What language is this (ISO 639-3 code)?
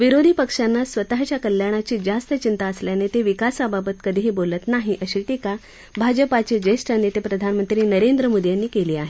mar